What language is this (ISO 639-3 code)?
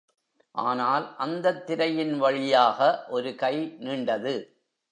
tam